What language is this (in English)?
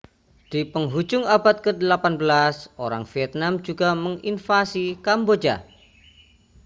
Indonesian